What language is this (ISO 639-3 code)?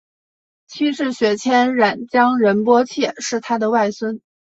zho